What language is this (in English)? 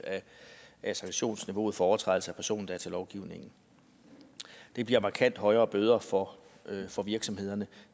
Danish